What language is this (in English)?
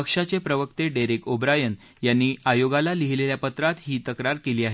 Marathi